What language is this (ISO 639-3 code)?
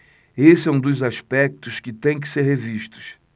por